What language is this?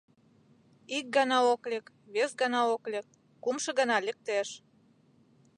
Mari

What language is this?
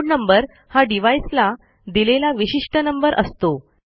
Marathi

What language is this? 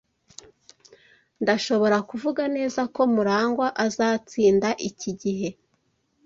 Kinyarwanda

